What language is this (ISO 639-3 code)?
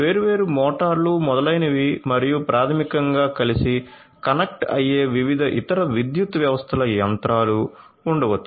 tel